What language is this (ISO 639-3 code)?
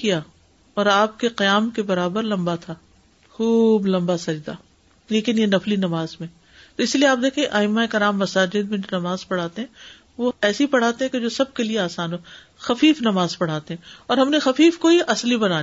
urd